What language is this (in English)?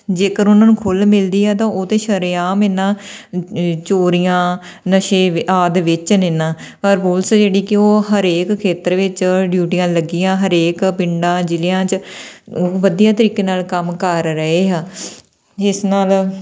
Punjabi